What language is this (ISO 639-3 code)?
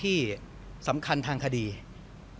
tha